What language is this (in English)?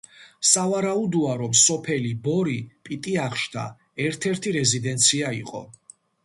Georgian